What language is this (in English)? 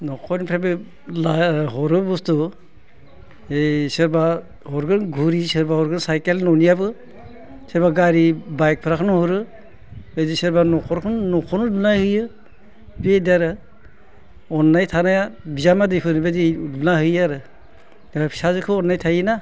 Bodo